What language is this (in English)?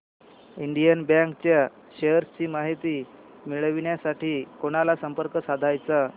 Marathi